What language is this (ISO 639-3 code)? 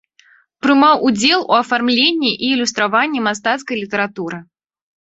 bel